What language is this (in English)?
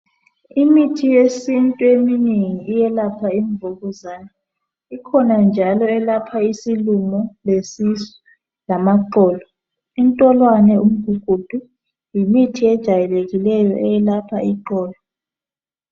North Ndebele